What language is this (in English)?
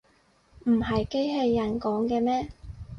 Cantonese